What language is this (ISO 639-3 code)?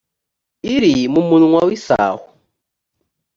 kin